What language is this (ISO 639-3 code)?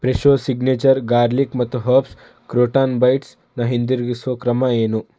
kan